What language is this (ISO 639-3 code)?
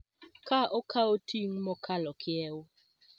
luo